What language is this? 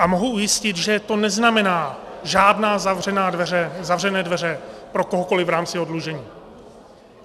Czech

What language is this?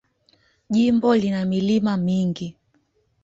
Swahili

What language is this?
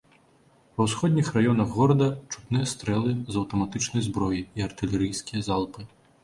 Belarusian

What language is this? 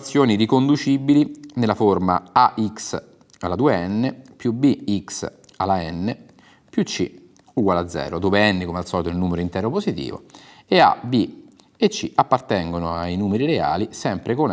Italian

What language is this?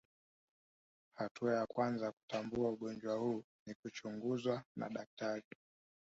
Swahili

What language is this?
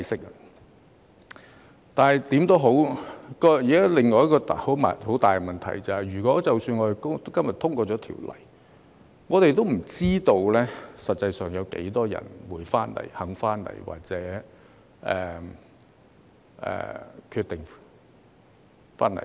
Cantonese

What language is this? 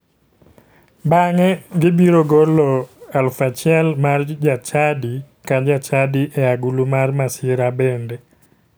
Luo (Kenya and Tanzania)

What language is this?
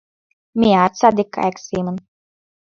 Mari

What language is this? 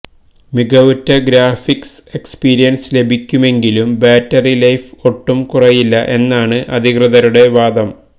Malayalam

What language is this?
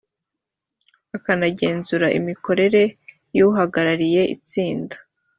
Kinyarwanda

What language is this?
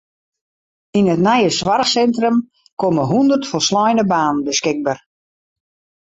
Western Frisian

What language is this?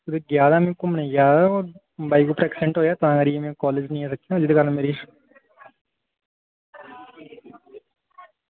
Dogri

